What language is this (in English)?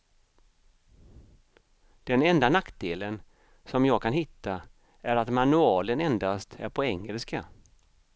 Swedish